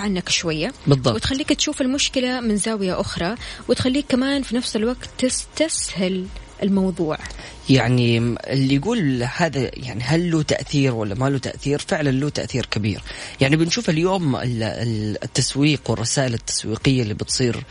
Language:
Arabic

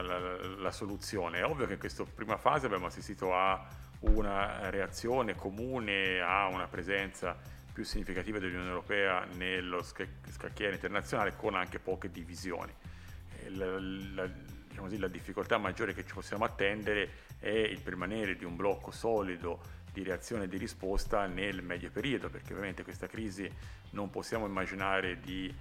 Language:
Italian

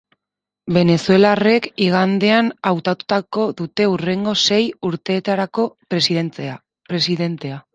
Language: Basque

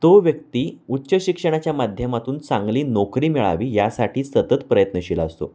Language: Marathi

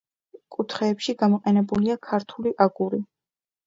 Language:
Georgian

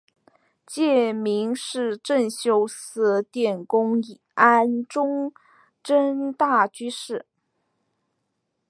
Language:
Chinese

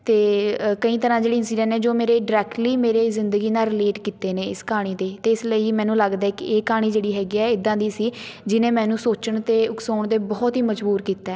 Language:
Punjabi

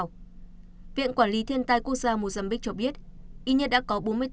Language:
Vietnamese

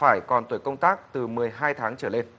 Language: Vietnamese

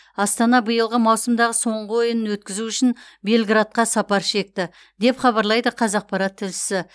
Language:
Kazakh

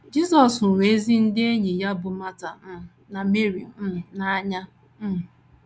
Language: Igbo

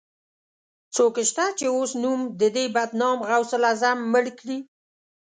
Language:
Pashto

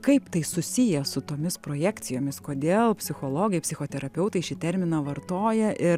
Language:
Lithuanian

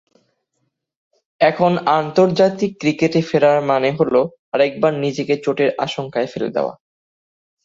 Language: Bangla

